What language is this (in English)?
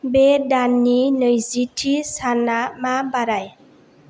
Bodo